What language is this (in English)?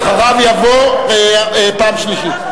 Hebrew